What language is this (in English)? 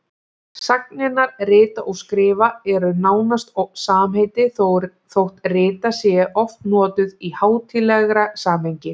Icelandic